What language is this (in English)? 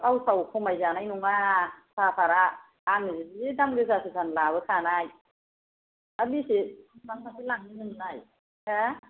Bodo